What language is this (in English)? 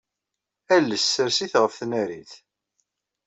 Kabyle